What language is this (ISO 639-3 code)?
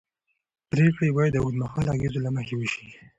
pus